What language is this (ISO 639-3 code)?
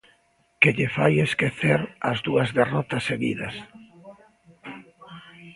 glg